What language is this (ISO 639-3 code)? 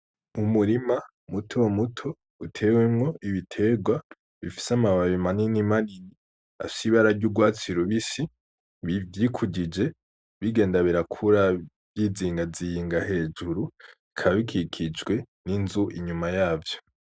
run